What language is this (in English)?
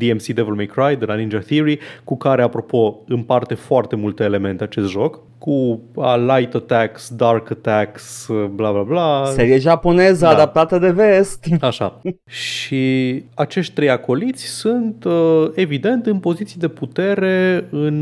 Romanian